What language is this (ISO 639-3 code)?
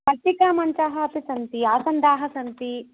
san